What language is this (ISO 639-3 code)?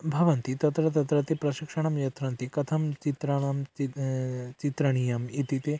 san